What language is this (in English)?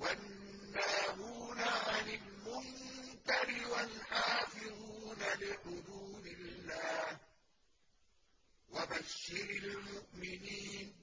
Arabic